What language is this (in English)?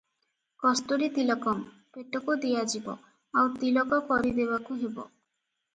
Odia